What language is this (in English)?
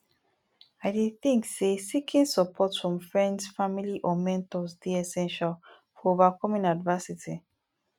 Nigerian Pidgin